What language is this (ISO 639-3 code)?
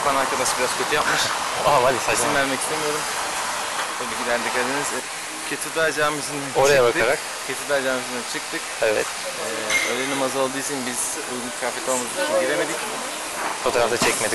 tur